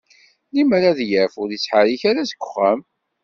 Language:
Kabyle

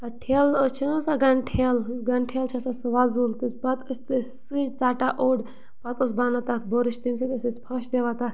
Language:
Kashmiri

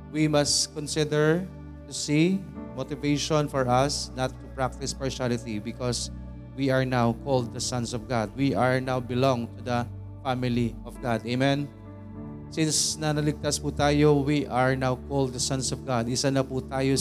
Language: Filipino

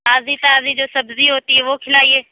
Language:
Urdu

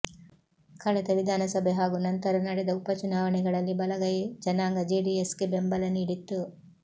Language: Kannada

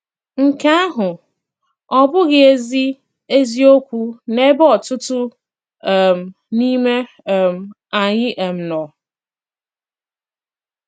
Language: Igbo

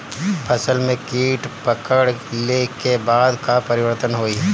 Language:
Bhojpuri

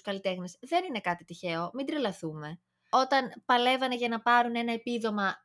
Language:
Greek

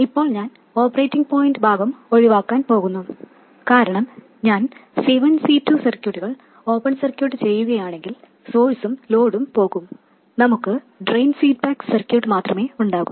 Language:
Malayalam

